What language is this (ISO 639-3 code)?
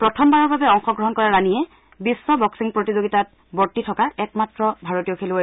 asm